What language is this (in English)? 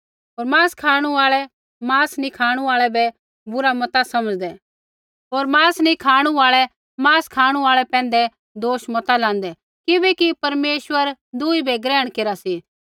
Kullu Pahari